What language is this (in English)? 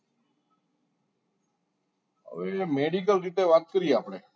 Gujarati